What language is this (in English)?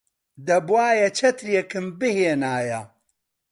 Central Kurdish